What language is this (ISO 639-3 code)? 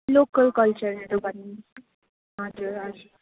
nep